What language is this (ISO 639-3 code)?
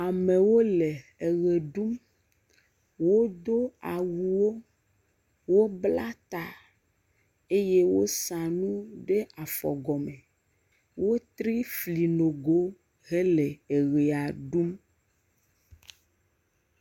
ewe